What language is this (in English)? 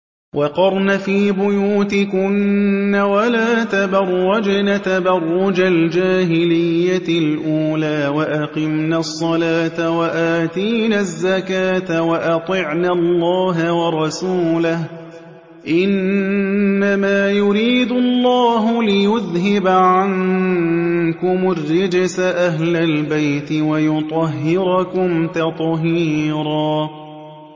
Arabic